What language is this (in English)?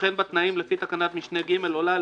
Hebrew